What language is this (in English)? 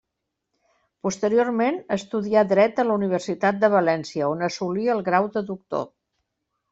Catalan